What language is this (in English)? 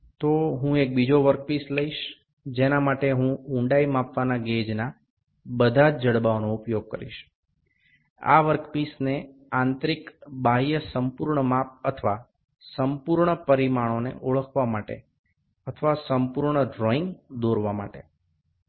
Bangla